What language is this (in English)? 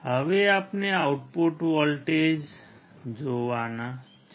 Gujarati